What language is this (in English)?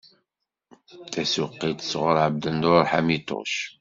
Kabyle